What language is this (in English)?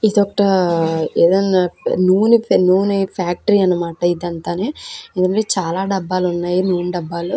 Telugu